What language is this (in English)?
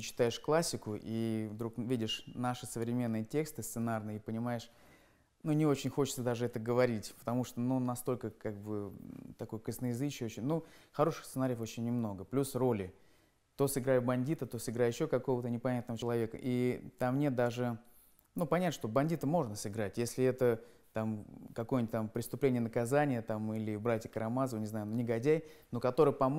Russian